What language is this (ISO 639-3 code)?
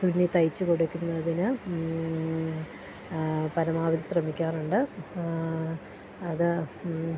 mal